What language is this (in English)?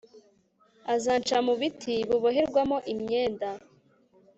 Kinyarwanda